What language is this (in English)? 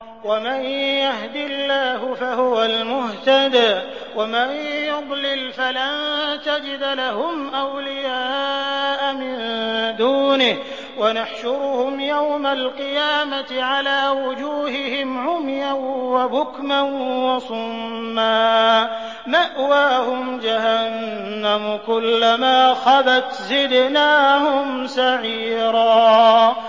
Arabic